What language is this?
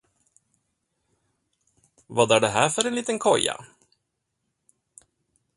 Swedish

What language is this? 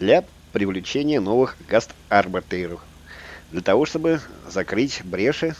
Russian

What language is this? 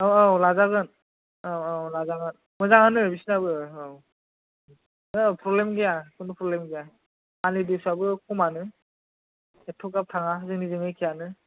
Bodo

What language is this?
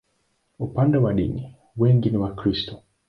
Swahili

